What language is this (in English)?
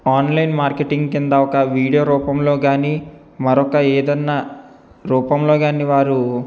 Telugu